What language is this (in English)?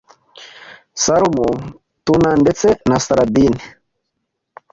Kinyarwanda